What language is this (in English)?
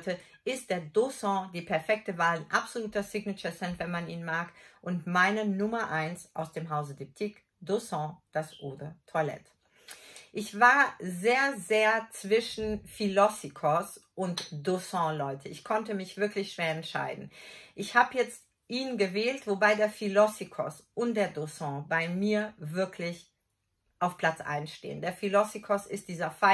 German